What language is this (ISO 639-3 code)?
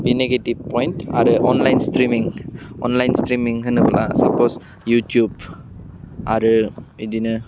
brx